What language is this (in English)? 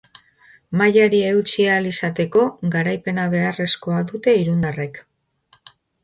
Basque